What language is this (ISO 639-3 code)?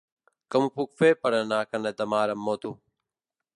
cat